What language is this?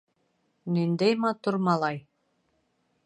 Bashkir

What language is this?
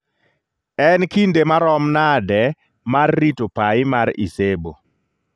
Luo (Kenya and Tanzania)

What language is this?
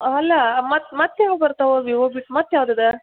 Kannada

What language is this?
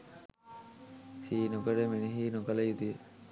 Sinhala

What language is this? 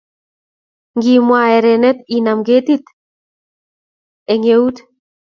Kalenjin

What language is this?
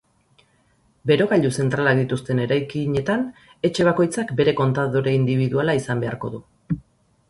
Basque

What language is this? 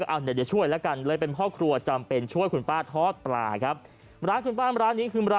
Thai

